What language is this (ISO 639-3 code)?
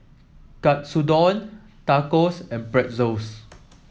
eng